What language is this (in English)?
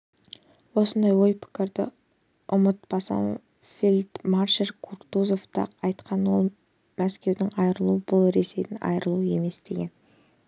Kazakh